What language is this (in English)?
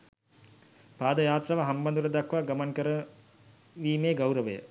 Sinhala